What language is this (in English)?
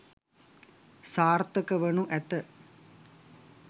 Sinhala